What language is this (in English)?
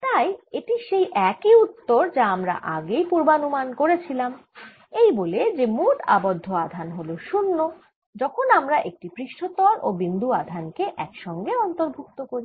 Bangla